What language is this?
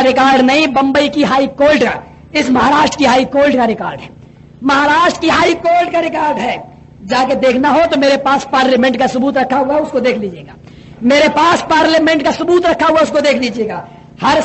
Urdu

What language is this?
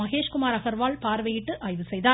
Tamil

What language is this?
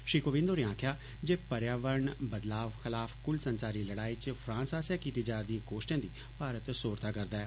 Dogri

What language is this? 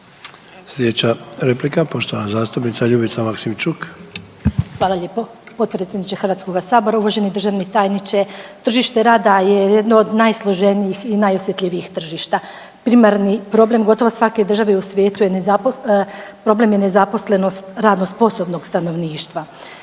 Croatian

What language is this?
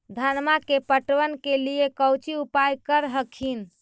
Magahi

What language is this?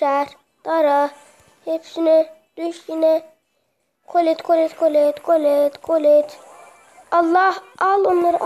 Turkish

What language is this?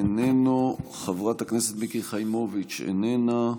Hebrew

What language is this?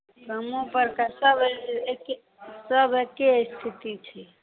Maithili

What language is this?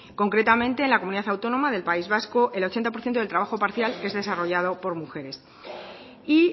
Spanish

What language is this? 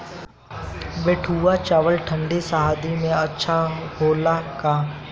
Bhojpuri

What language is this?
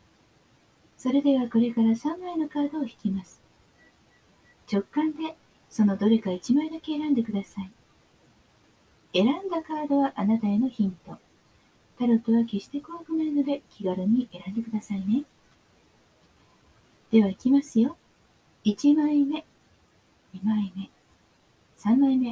Japanese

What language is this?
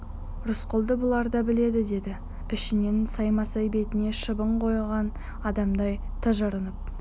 Kazakh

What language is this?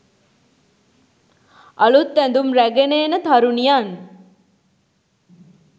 Sinhala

